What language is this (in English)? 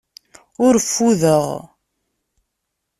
Kabyle